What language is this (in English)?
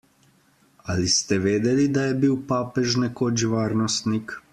Slovenian